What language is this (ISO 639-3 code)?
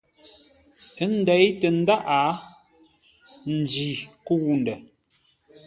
nla